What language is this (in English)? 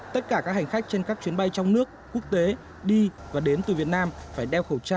Vietnamese